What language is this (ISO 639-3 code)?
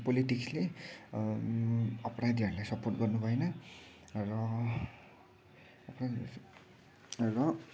nep